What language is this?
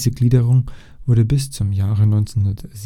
German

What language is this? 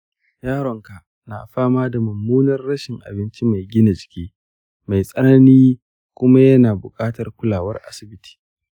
Hausa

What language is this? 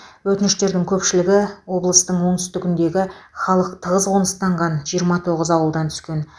Kazakh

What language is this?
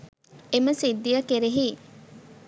Sinhala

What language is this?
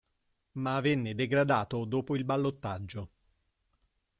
Italian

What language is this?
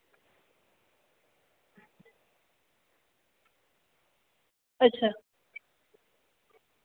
Dogri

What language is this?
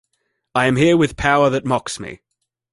English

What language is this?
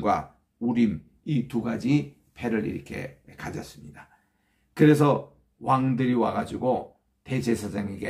Korean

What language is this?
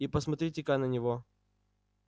Russian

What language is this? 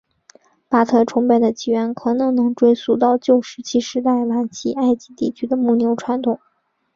Chinese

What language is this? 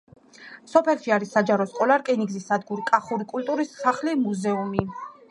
Georgian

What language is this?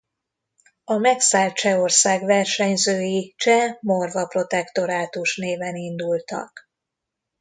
Hungarian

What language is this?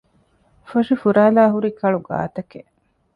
Divehi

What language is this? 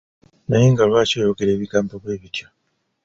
Ganda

